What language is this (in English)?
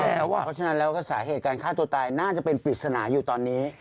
Thai